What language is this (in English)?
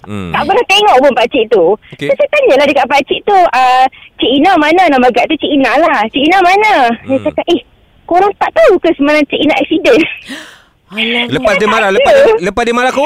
Malay